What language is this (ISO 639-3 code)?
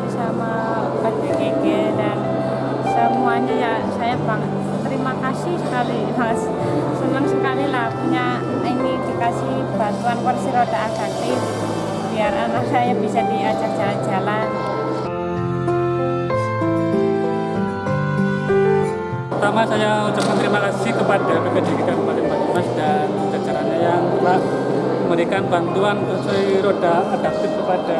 ind